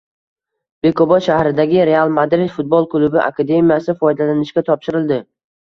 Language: Uzbek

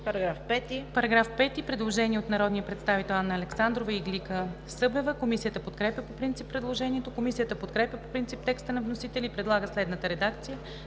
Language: Bulgarian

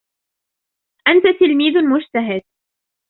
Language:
Arabic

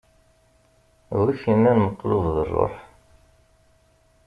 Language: Kabyle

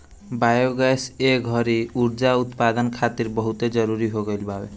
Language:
Bhojpuri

